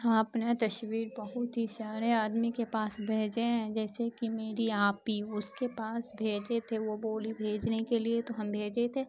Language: Urdu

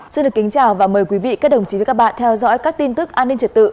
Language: Vietnamese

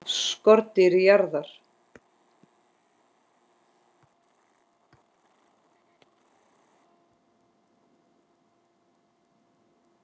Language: Icelandic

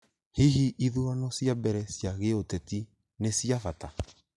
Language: Kikuyu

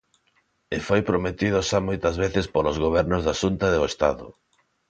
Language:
Galician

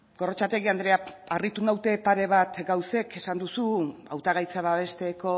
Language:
Basque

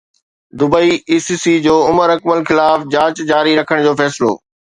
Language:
Sindhi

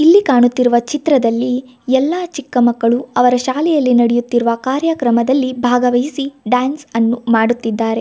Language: Kannada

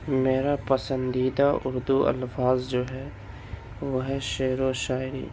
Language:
Urdu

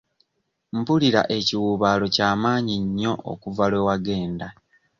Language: Ganda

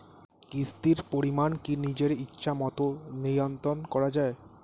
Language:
Bangla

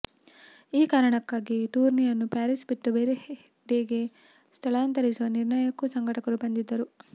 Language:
Kannada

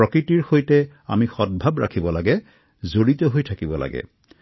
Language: Assamese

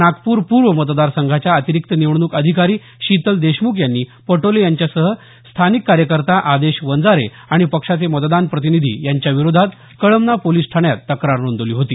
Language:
Marathi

